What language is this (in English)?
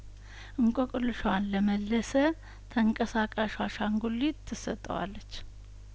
Amharic